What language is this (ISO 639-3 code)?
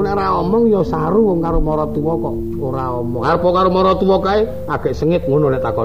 ind